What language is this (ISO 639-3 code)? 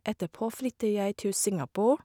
nor